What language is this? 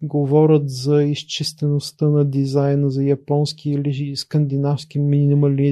Bulgarian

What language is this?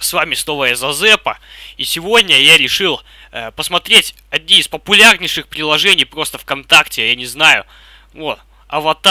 Russian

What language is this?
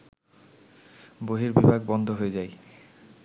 Bangla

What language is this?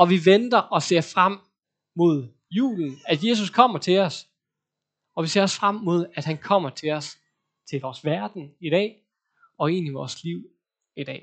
Danish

